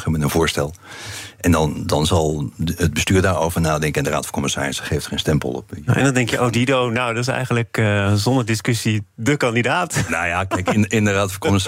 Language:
Dutch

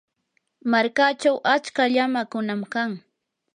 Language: Yanahuanca Pasco Quechua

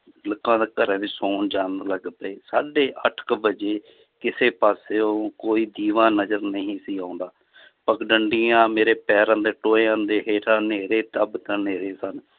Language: Punjabi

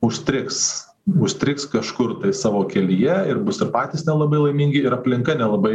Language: Lithuanian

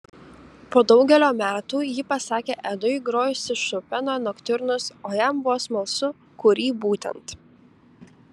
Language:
Lithuanian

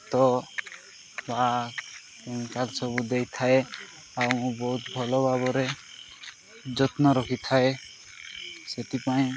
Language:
Odia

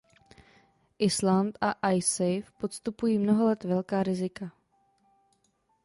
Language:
Czech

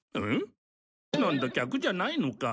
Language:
Japanese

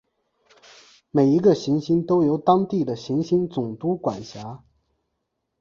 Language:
Chinese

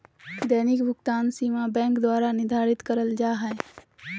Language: Magahi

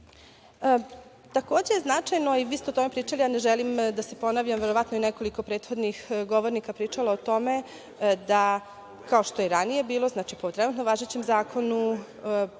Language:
Serbian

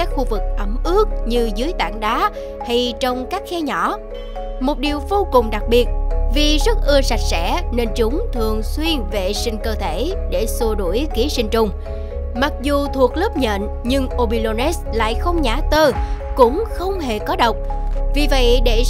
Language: Vietnamese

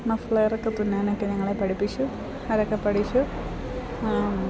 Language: Malayalam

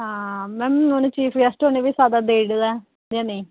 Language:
Dogri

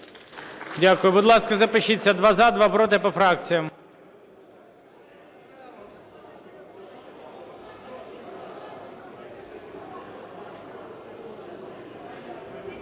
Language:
Ukrainian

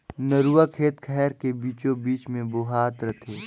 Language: Chhattisgarhi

